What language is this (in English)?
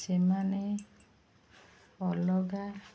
Odia